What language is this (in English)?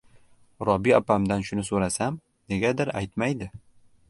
Uzbek